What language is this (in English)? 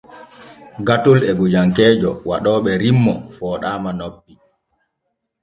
Borgu Fulfulde